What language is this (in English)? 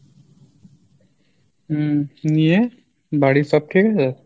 Bangla